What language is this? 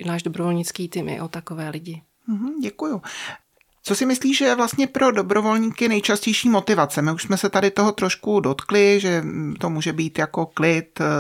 Czech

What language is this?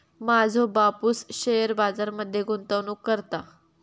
Marathi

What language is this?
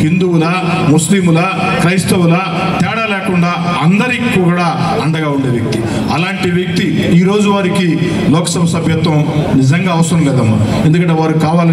Telugu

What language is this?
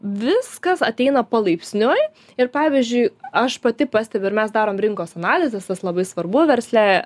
Lithuanian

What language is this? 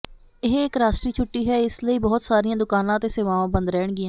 Punjabi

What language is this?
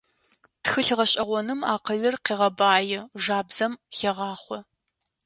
Adyghe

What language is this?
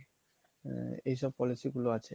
Bangla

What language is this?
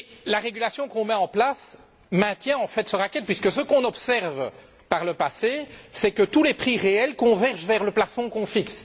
French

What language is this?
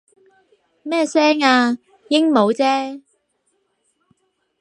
Cantonese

